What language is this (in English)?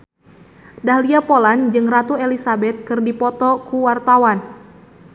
Sundanese